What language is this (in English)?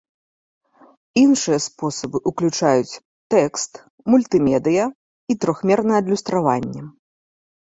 Belarusian